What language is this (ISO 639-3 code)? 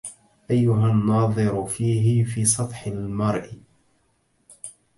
ara